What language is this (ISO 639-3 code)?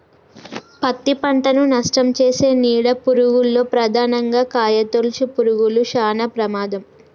tel